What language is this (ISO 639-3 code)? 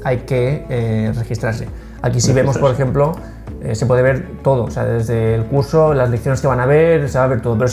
spa